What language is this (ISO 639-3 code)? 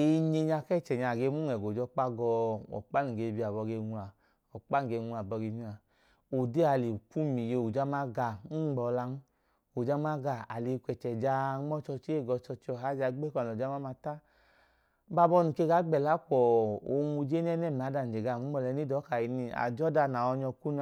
idu